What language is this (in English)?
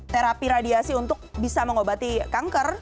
Indonesian